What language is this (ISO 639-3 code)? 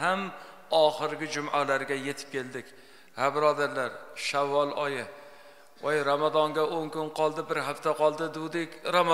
tur